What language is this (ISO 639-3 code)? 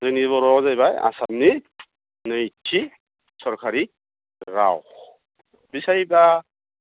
brx